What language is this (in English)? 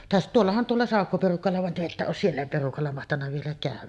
Finnish